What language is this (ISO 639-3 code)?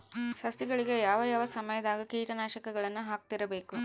kan